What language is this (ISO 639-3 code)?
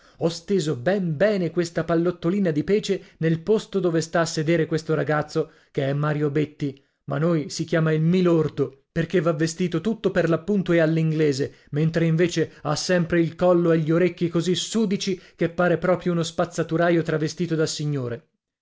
ita